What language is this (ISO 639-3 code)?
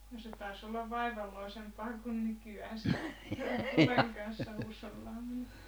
fin